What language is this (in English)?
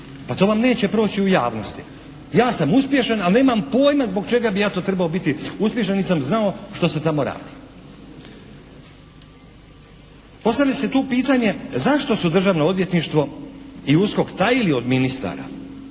Croatian